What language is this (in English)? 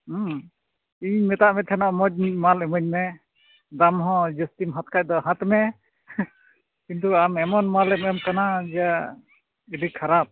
Santali